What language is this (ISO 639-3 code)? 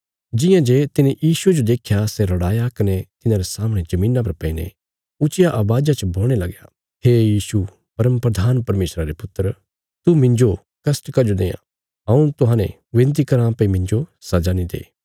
kfs